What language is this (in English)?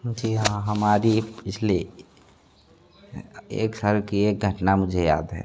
Hindi